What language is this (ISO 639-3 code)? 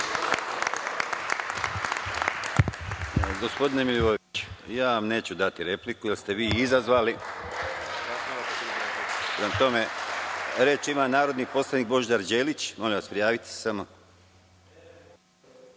srp